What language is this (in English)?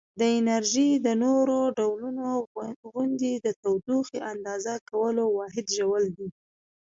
Pashto